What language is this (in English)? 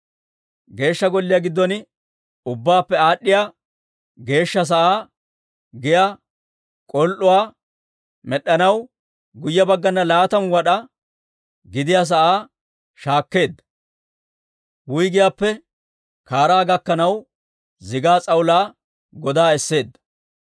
Dawro